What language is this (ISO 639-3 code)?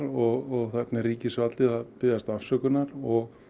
isl